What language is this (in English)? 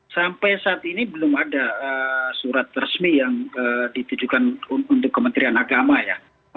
Indonesian